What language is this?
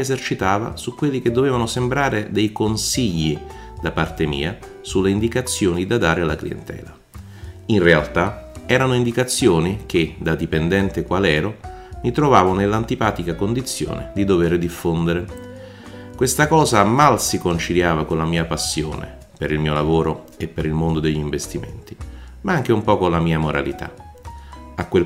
Italian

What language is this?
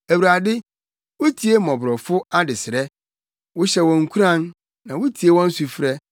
Akan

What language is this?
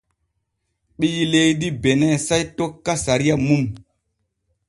Borgu Fulfulde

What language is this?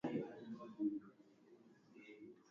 Swahili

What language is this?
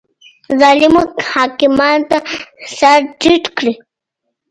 Pashto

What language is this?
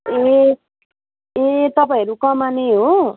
Nepali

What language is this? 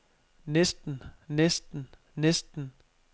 Danish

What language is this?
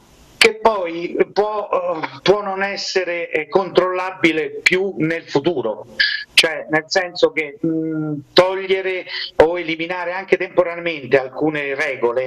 Italian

